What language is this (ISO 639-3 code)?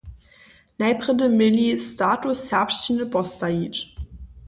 hsb